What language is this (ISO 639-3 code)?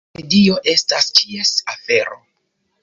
epo